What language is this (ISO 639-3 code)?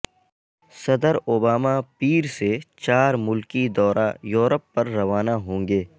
urd